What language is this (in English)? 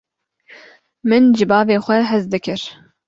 Kurdish